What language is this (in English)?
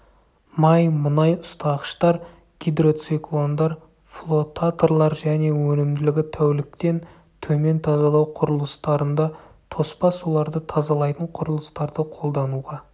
Kazakh